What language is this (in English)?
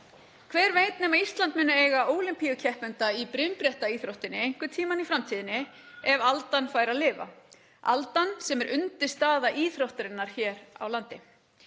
Icelandic